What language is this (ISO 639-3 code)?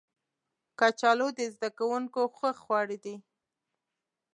pus